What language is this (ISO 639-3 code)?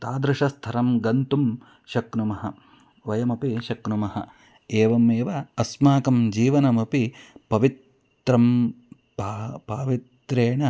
san